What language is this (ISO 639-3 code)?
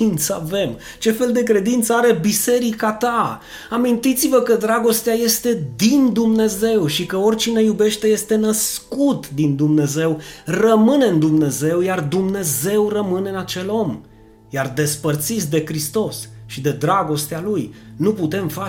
ron